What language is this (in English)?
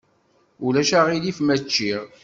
Kabyle